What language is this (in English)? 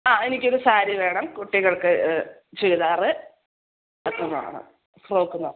Malayalam